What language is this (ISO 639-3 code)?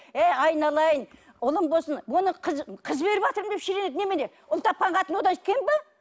kaz